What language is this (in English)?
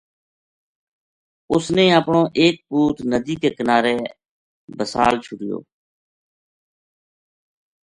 Gujari